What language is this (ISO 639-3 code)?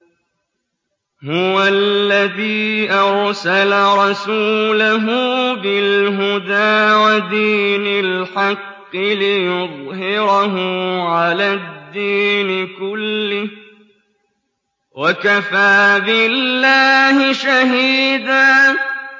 ara